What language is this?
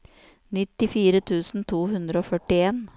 Norwegian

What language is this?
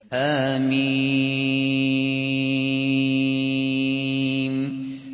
Arabic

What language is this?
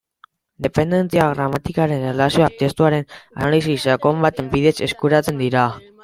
Basque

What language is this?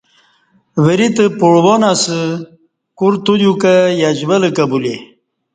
Kati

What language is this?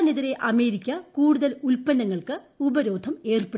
Malayalam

